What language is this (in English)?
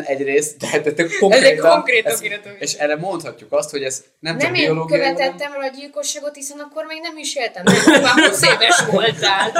Hungarian